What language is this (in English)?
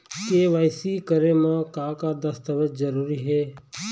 Chhattisgarhi